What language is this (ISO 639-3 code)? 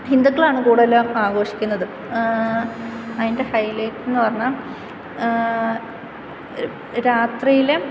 mal